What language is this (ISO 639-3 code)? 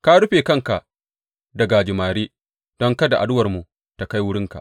hau